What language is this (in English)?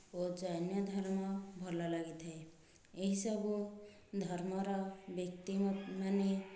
Odia